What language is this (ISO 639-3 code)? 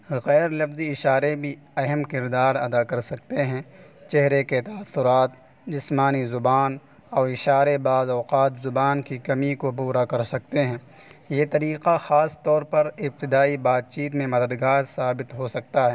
urd